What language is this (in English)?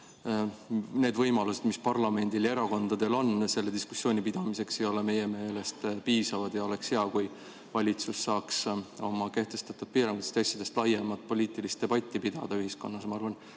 Estonian